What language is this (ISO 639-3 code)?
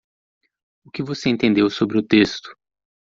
por